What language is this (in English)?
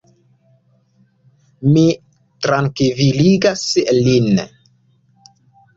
Esperanto